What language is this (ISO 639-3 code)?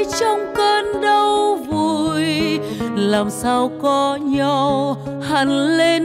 vie